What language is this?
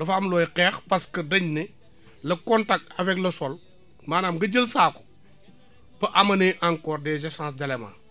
Wolof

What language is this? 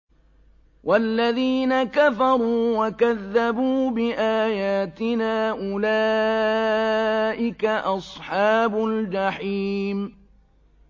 Arabic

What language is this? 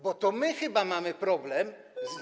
Polish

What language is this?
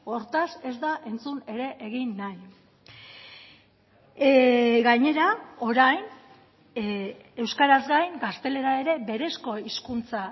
Basque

